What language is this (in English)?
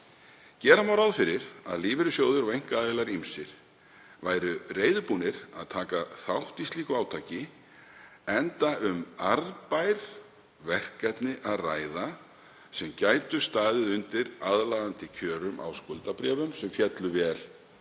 Icelandic